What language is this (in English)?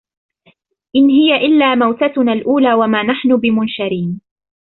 Arabic